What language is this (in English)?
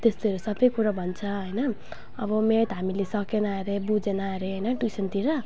Nepali